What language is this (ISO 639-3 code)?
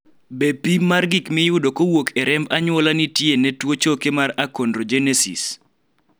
luo